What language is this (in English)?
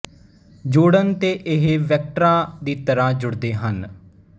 Punjabi